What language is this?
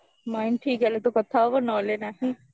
Odia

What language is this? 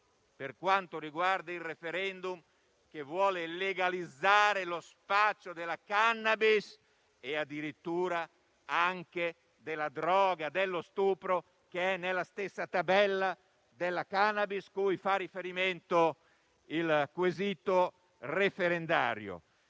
Italian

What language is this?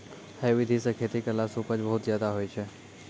Maithili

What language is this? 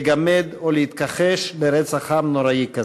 Hebrew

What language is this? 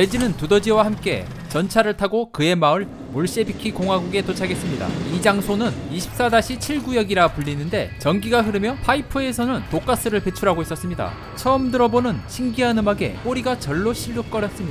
Korean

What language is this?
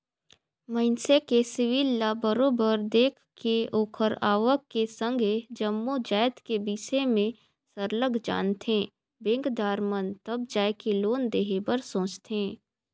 Chhattisgarhi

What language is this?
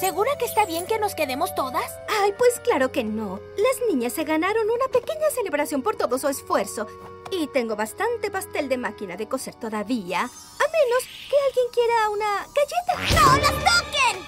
Spanish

